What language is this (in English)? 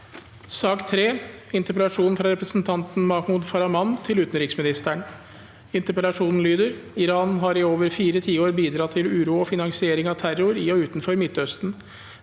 Norwegian